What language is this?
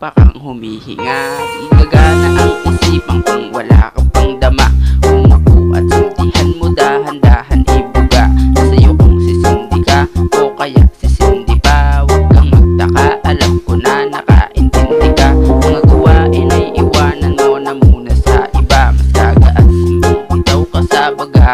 Thai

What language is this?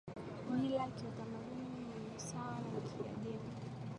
Swahili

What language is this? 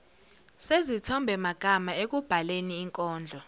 Zulu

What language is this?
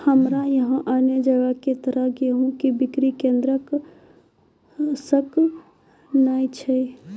Maithili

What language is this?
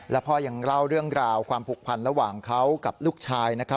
Thai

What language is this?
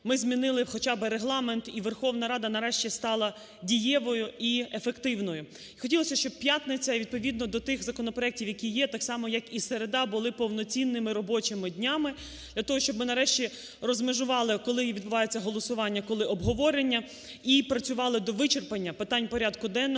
Ukrainian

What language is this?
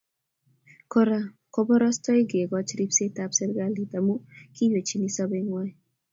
Kalenjin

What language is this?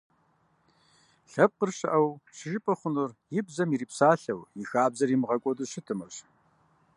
Kabardian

